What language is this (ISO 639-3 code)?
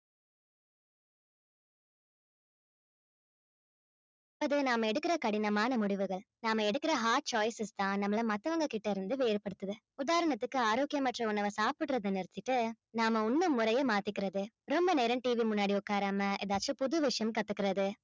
tam